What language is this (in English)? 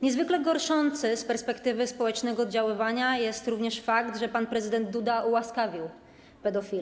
Polish